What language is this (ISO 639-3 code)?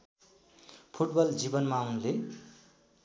nep